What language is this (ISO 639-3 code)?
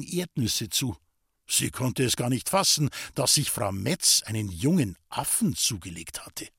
deu